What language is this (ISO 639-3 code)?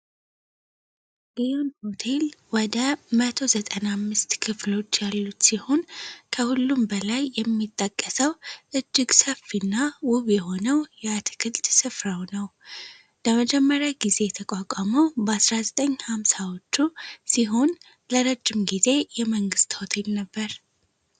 amh